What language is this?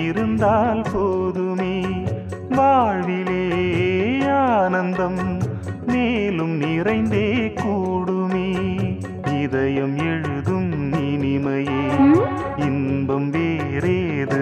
Tamil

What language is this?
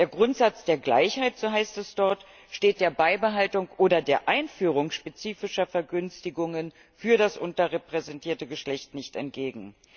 German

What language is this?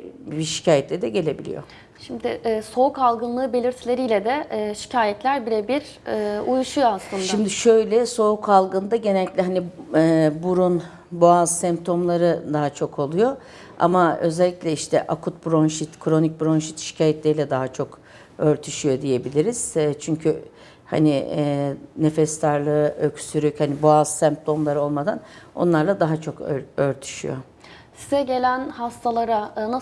Turkish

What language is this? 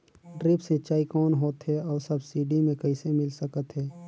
Chhattisgarhi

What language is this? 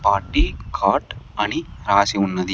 Telugu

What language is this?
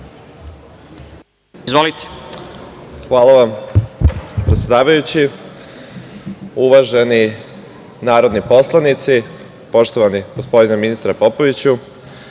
Serbian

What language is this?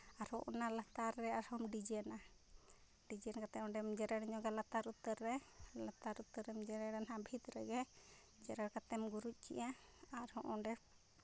Santali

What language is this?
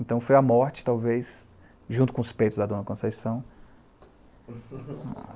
Portuguese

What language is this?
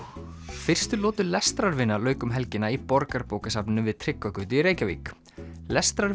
Icelandic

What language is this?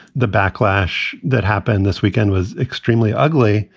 English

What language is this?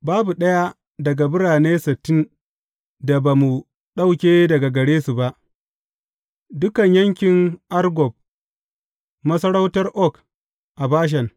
Hausa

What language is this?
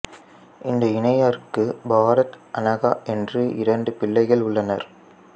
Tamil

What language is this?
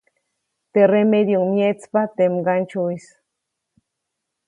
Copainalá Zoque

